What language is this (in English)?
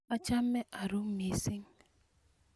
Kalenjin